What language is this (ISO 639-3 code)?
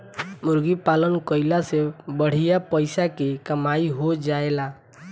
bho